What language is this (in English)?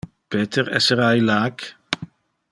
Interlingua